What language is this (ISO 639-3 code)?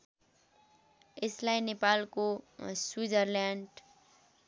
nep